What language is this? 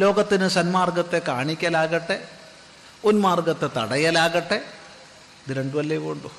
Malayalam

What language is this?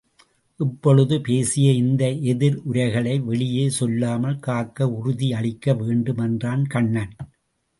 Tamil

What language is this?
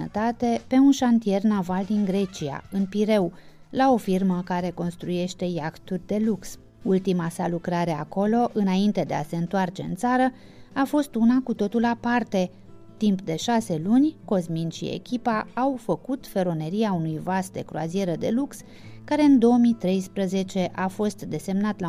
Romanian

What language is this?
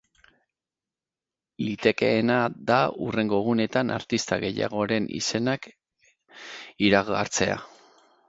Basque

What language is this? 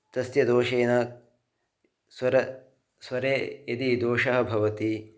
Sanskrit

